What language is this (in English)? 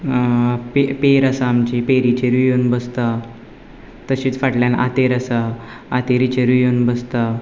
Konkani